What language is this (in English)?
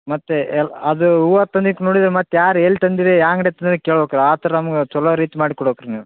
Kannada